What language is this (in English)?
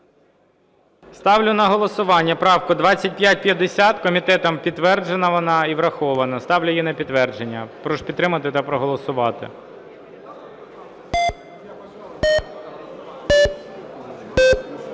Ukrainian